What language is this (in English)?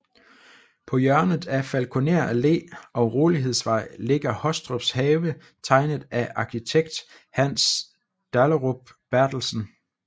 Danish